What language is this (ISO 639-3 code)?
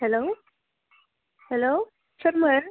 brx